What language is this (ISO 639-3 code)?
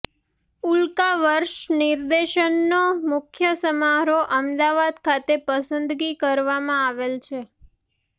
guj